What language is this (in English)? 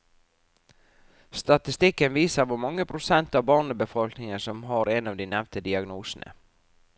Norwegian